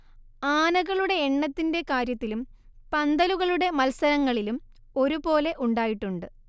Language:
Malayalam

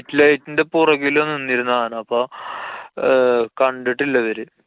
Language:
Malayalam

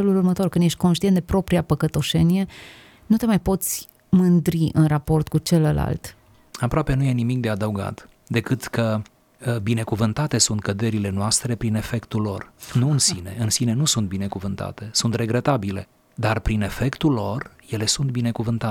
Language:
Romanian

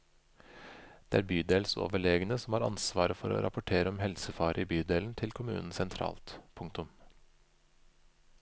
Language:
Norwegian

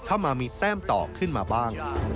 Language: Thai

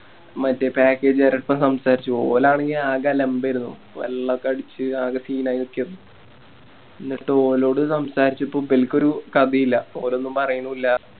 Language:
Malayalam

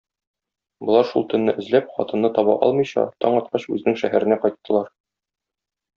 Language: Tatar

